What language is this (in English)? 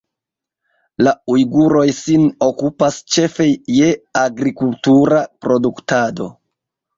Esperanto